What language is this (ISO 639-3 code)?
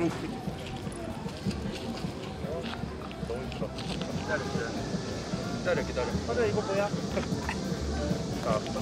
kor